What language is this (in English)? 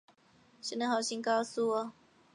Chinese